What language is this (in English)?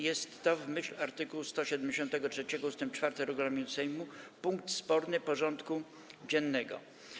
Polish